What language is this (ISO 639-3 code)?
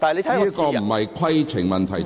yue